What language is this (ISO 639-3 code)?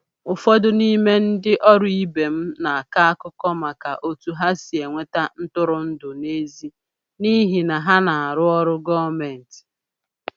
ibo